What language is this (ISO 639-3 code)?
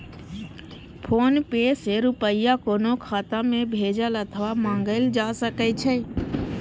mai